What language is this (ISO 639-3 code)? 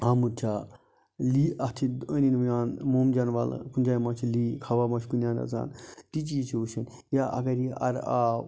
kas